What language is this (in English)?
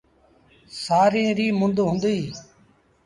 Sindhi Bhil